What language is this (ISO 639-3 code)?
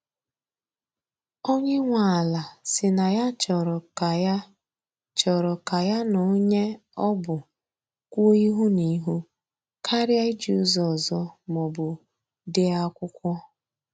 ibo